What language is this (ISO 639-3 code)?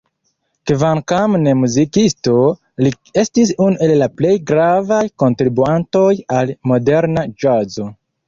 epo